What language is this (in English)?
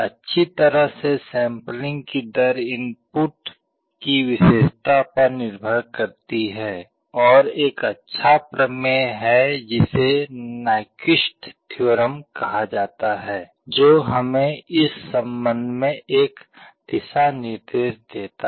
Hindi